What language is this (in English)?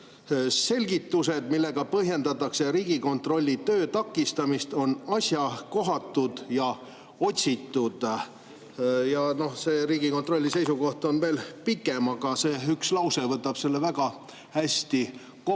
Estonian